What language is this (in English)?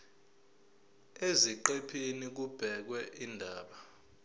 Zulu